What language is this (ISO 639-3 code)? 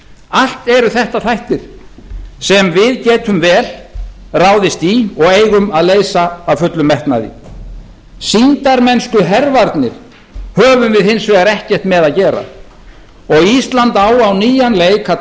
isl